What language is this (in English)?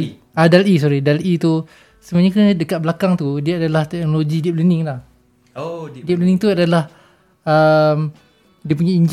Malay